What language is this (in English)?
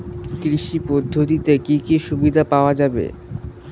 Bangla